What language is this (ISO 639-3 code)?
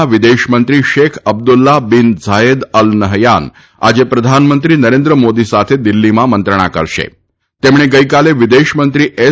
guj